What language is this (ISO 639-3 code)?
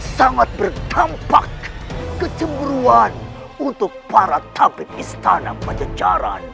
ind